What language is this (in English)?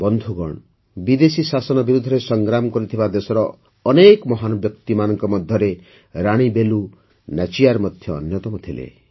Odia